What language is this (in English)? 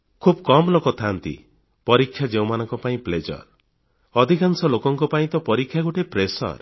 Odia